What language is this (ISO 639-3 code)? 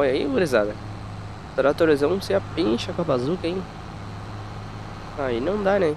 por